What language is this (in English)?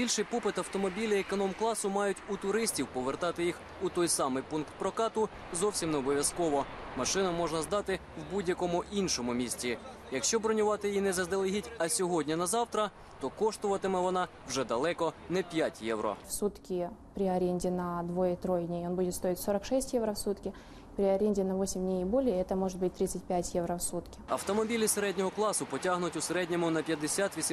Ukrainian